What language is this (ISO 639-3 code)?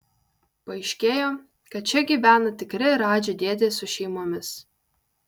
lit